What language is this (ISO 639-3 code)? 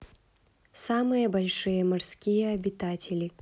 rus